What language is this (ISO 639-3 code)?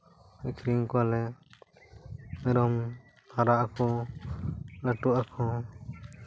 sat